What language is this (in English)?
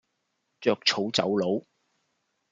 Cantonese